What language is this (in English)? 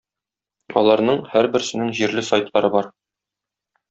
Tatar